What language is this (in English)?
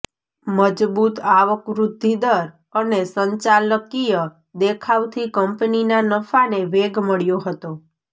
Gujarati